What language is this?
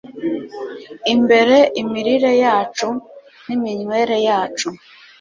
Kinyarwanda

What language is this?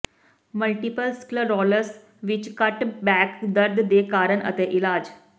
Punjabi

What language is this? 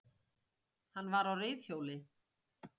Icelandic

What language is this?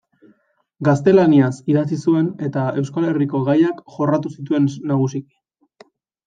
Basque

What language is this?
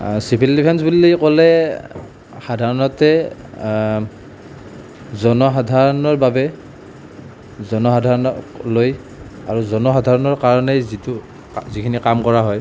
Assamese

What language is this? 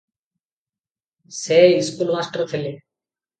Odia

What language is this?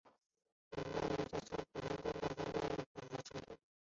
Chinese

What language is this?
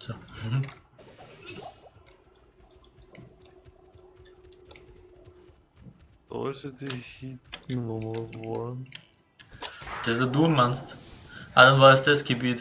German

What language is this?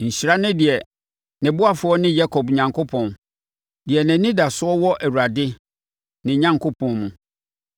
Akan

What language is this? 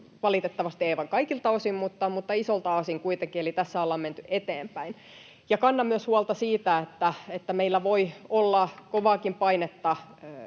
Finnish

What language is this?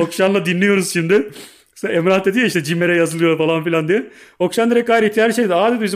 Turkish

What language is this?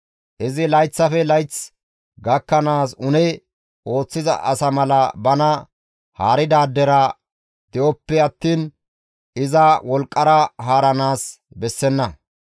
Gamo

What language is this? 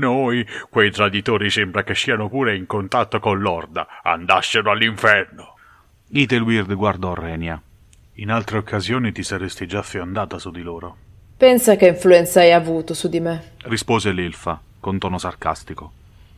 Italian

